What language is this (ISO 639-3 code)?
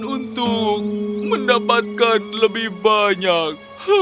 ind